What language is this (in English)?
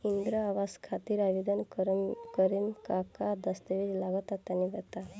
Bhojpuri